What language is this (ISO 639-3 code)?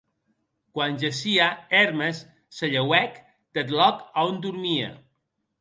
oci